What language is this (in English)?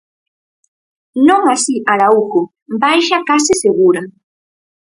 Galician